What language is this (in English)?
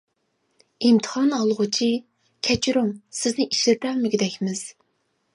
Uyghur